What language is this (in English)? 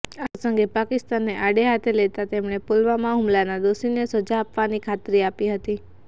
Gujarati